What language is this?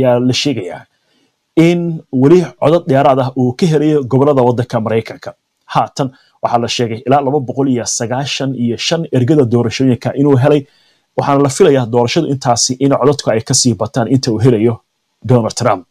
Arabic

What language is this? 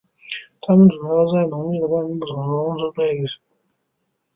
Chinese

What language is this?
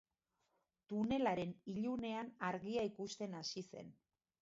Basque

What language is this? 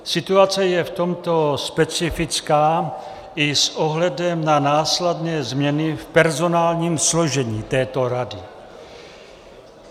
Czech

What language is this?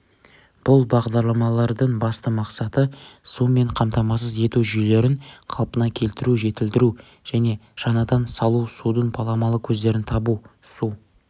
Kazakh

